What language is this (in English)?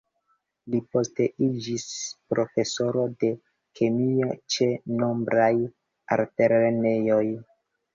Esperanto